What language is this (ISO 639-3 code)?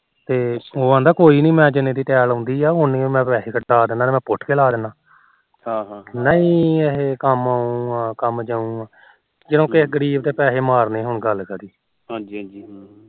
pan